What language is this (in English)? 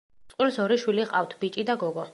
Georgian